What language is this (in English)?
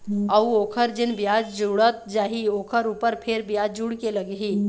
Chhattisgarhi